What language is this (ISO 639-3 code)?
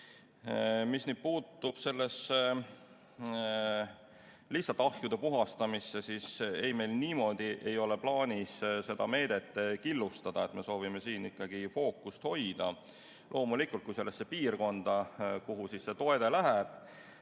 est